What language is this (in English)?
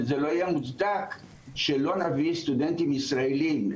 Hebrew